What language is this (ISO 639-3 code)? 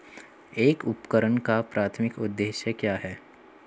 hin